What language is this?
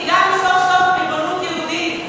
Hebrew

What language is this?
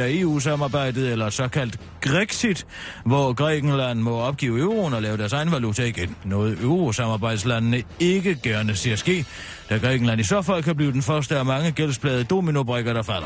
Danish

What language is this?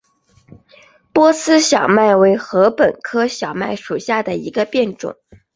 Chinese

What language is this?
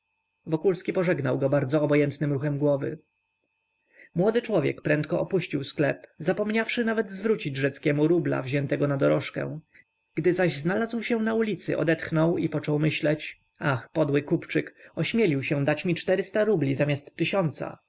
Polish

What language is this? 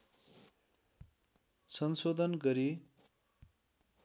Nepali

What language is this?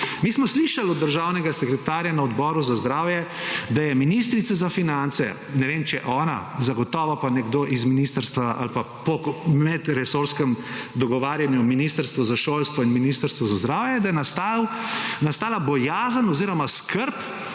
Slovenian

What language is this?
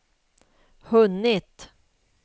Swedish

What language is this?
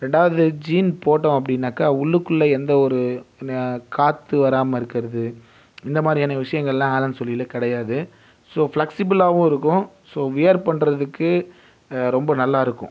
Tamil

